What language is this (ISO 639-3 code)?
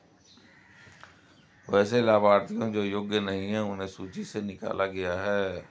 hin